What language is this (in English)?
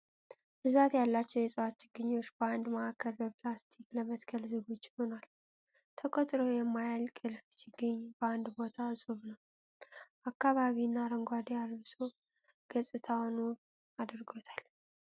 Amharic